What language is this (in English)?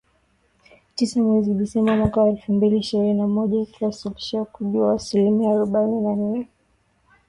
Swahili